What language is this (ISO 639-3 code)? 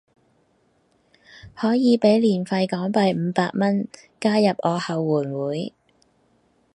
yue